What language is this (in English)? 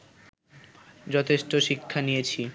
Bangla